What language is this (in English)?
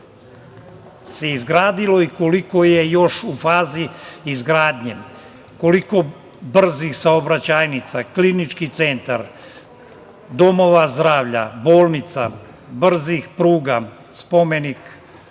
Serbian